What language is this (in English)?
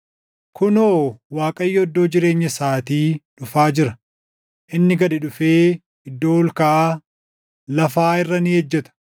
Oromo